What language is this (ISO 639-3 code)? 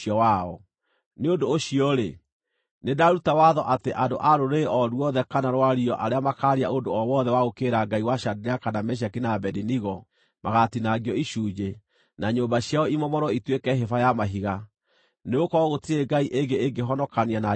kik